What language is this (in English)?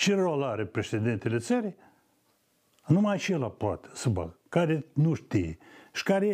Romanian